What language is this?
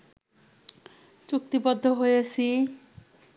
Bangla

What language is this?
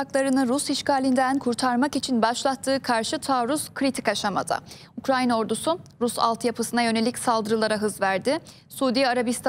Turkish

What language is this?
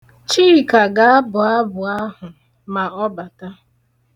Igbo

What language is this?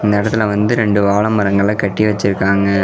Tamil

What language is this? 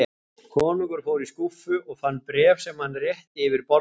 Icelandic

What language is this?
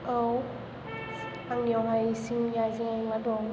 Bodo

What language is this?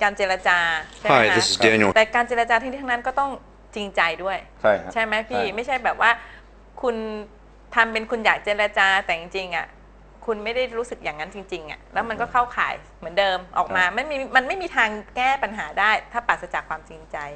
Thai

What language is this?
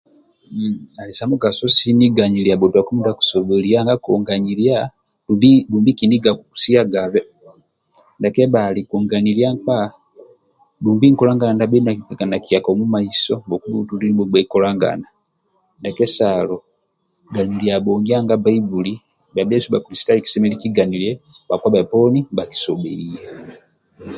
Amba (Uganda)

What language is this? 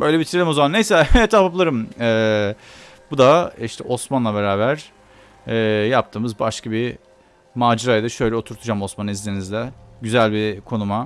Turkish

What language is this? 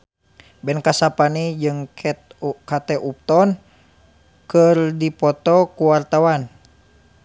Sundanese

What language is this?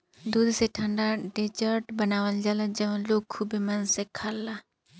Bhojpuri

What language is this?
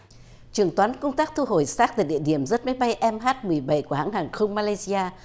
Vietnamese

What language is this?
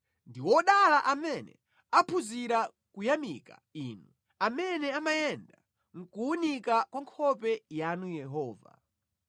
Nyanja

